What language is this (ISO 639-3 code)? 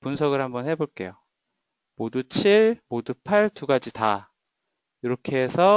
kor